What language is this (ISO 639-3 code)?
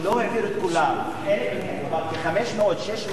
heb